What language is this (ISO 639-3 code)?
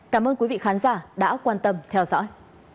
vie